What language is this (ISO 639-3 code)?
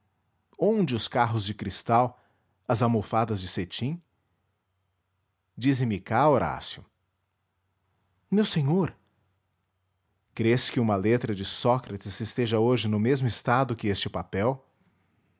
por